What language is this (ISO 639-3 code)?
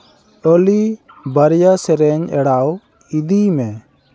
sat